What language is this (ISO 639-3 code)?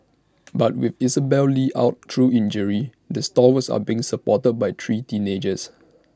eng